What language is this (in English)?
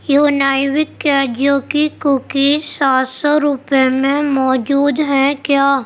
Urdu